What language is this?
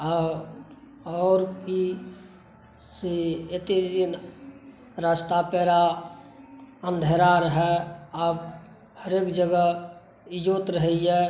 Maithili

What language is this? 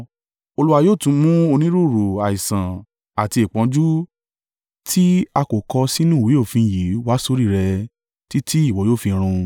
Yoruba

